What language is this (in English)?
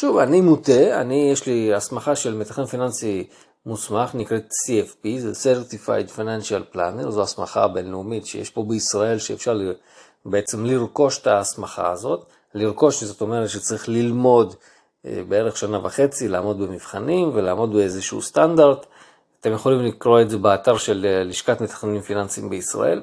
Hebrew